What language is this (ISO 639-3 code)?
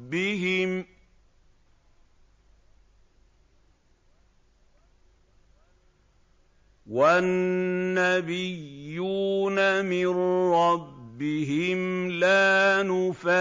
ara